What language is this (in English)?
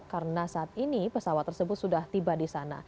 Indonesian